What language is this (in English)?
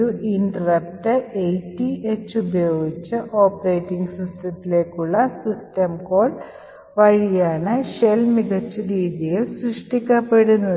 Malayalam